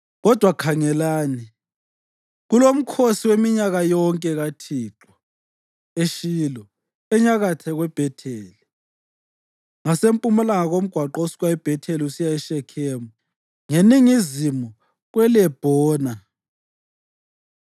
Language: North Ndebele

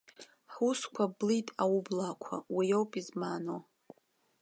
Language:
Abkhazian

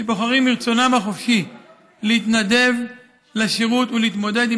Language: Hebrew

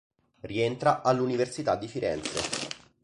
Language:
Italian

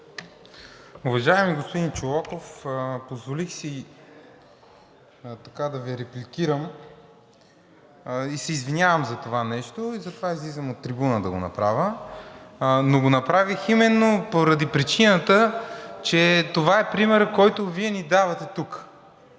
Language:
Bulgarian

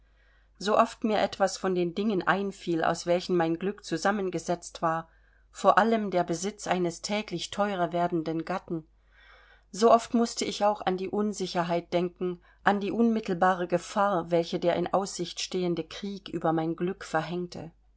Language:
German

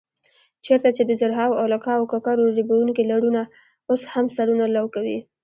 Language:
Pashto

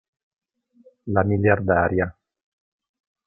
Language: Italian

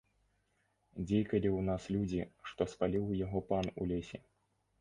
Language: Belarusian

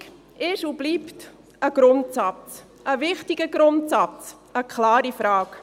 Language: Swiss German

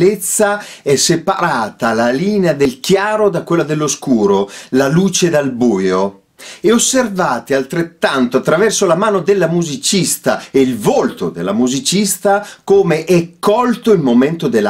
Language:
Italian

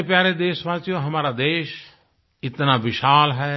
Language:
Hindi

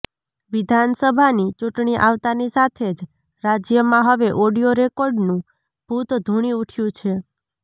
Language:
Gujarati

